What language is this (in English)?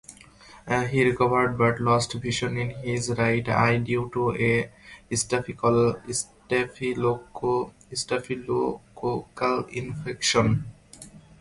English